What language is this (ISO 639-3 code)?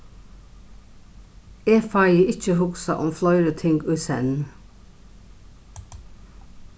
fao